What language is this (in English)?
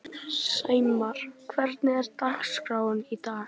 Icelandic